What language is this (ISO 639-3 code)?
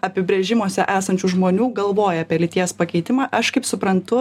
lit